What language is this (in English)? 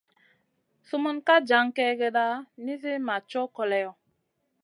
Masana